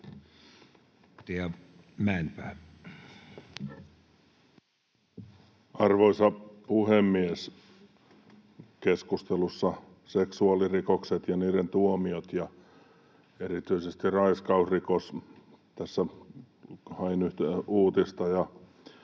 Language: Finnish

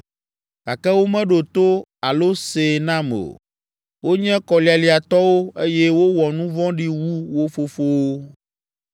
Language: Ewe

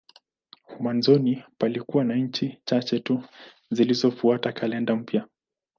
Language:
Swahili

